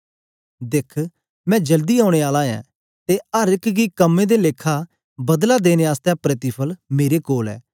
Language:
Dogri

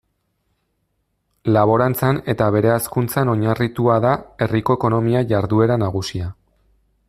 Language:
Basque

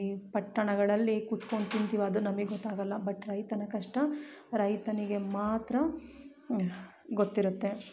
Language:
Kannada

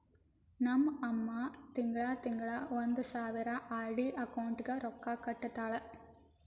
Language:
Kannada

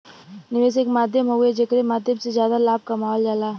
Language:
Bhojpuri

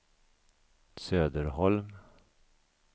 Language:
Swedish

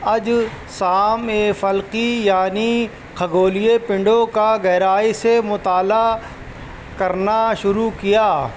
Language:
Urdu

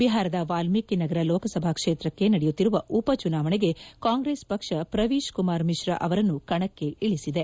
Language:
Kannada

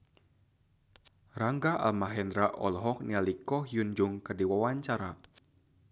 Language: Sundanese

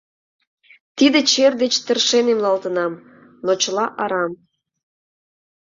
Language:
Mari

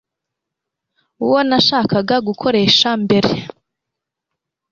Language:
Kinyarwanda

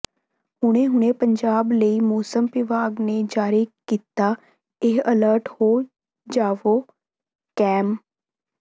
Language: Punjabi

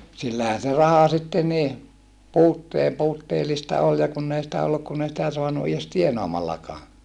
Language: Finnish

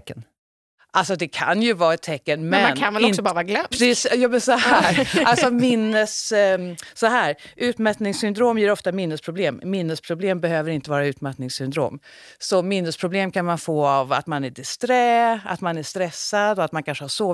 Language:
Swedish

